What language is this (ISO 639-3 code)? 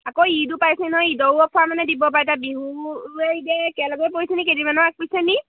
asm